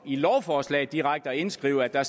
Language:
Danish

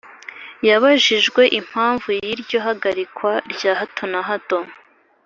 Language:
Kinyarwanda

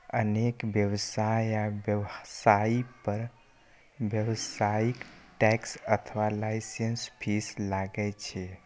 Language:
Maithili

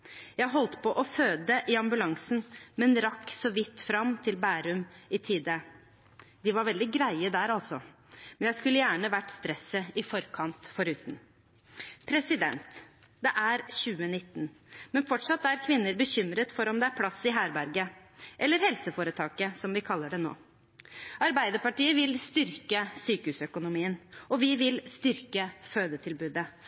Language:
Norwegian Bokmål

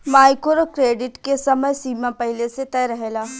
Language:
Bhojpuri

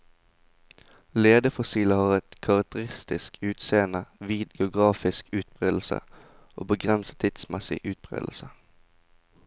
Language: Norwegian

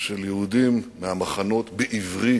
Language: Hebrew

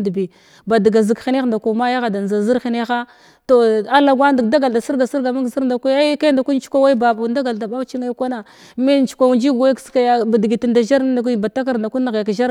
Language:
Glavda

